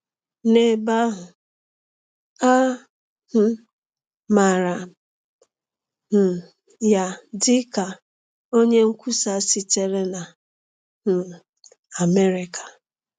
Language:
Igbo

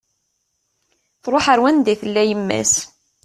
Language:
Kabyle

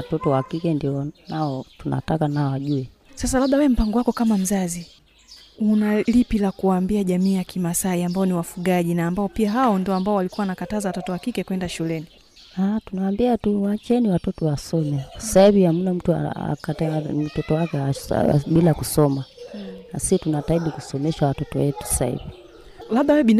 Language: Swahili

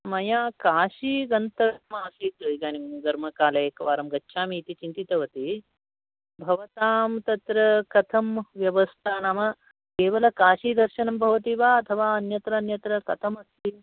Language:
Sanskrit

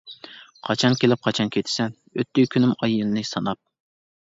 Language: Uyghur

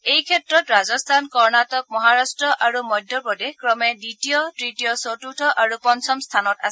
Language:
Assamese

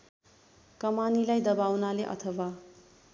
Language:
Nepali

